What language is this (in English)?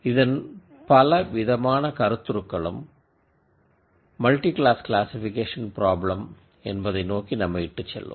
Tamil